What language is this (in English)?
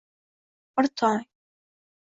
Uzbek